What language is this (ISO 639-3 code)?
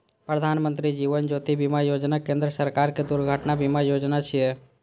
mai